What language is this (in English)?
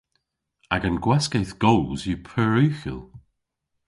Cornish